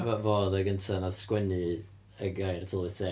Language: Welsh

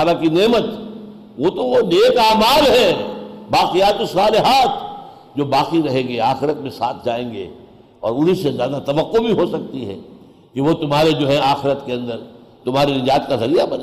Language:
Urdu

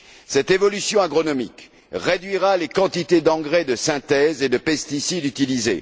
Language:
French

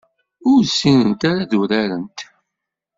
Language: Kabyle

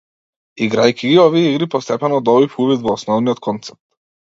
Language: Macedonian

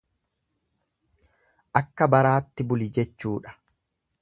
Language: Oromo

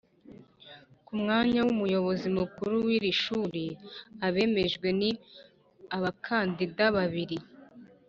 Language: Kinyarwanda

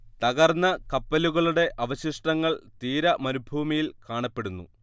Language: Malayalam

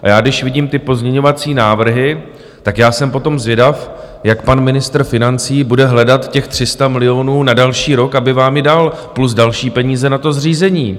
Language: Czech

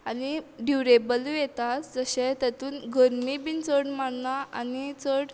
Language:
Konkani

